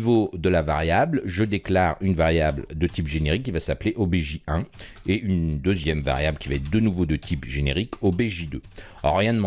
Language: French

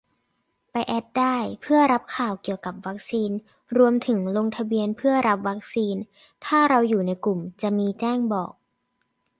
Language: Thai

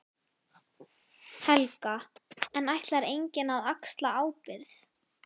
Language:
Icelandic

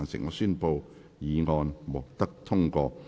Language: Cantonese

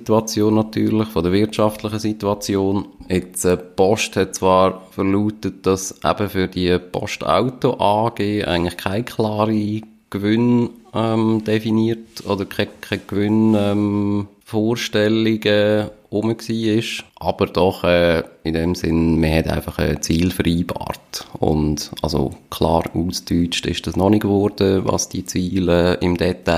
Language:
German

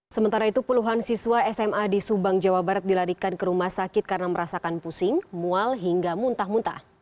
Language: Indonesian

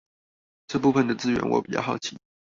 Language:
Chinese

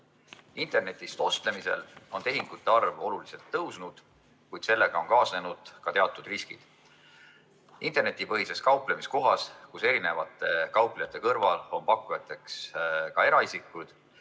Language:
Estonian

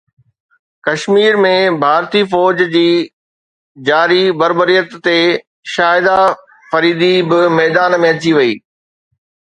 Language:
Sindhi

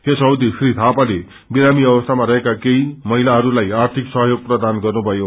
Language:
Nepali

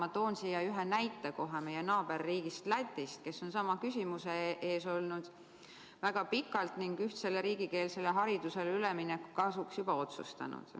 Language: Estonian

